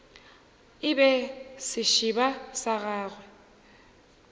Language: Northern Sotho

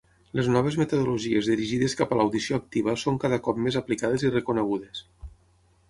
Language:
Catalan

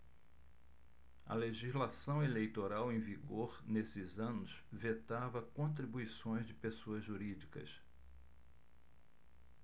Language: Portuguese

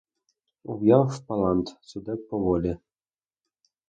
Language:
Ukrainian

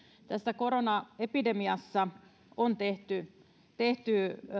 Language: Finnish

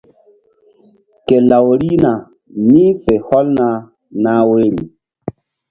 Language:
Mbum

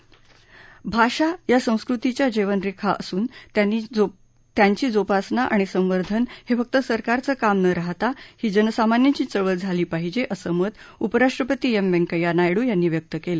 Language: Marathi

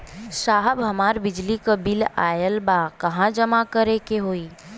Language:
Bhojpuri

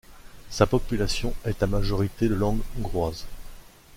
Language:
French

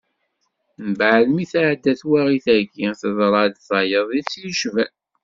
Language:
Kabyle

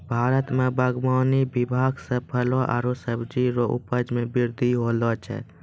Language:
Maithili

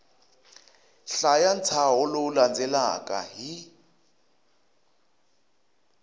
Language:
Tsonga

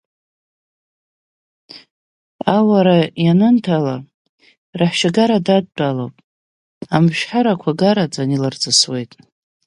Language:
Abkhazian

